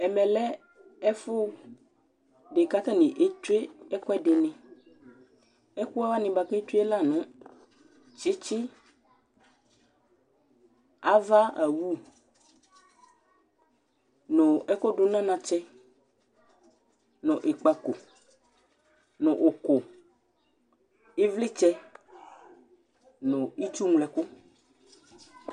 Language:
Ikposo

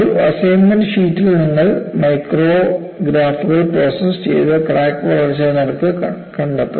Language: Malayalam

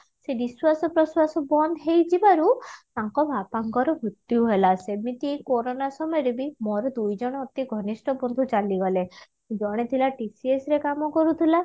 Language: Odia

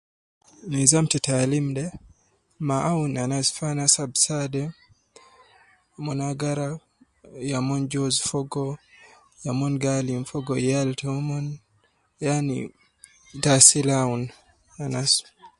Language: Nubi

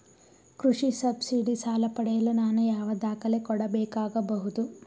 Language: Kannada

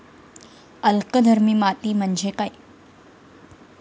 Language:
Marathi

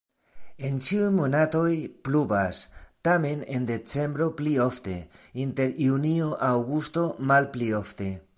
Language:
Esperanto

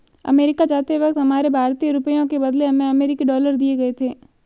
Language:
Hindi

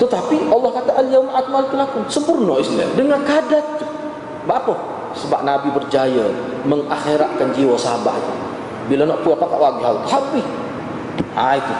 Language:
Malay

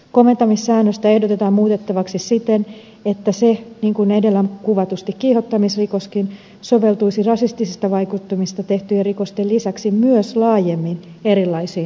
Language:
Finnish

